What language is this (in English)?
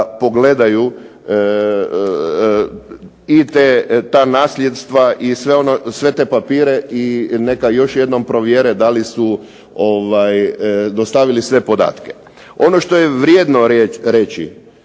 Croatian